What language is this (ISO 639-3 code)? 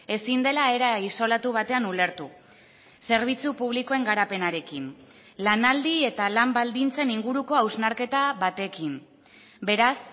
eus